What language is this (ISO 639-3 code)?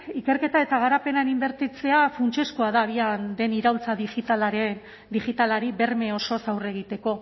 eus